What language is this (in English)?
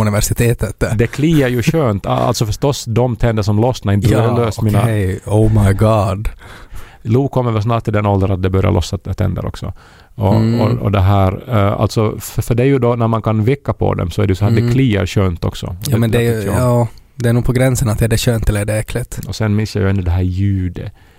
Swedish